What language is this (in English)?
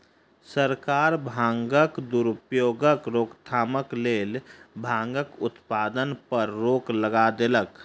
Maithili